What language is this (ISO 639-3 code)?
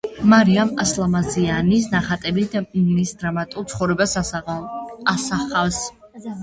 kat